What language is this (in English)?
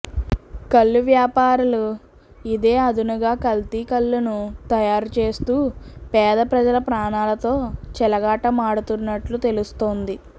Telugu